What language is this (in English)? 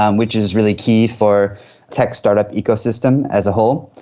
English